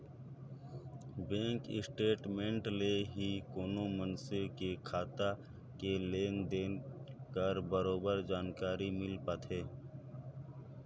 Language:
Chhattisgarhi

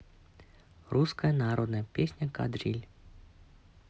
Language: Russian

